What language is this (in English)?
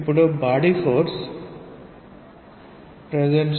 Telugu